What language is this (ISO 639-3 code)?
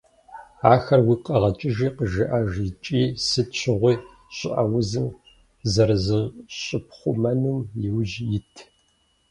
kbd